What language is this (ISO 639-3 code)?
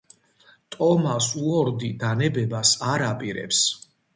kat